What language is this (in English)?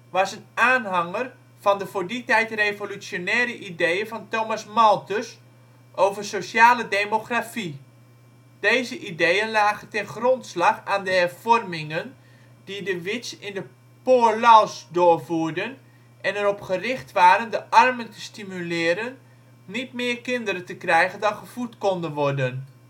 Dutch